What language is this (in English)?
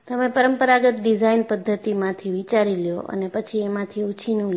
Gujarati